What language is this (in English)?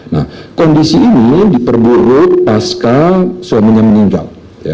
Indonesian